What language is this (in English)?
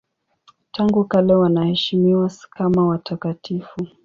Swahili